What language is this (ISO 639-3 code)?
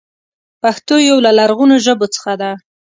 pus